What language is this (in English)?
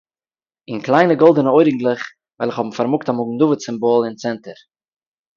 Yiddish